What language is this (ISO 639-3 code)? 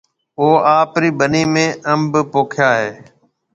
mve